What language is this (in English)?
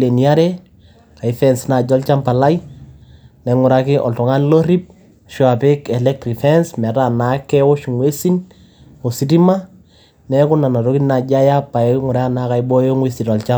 Masai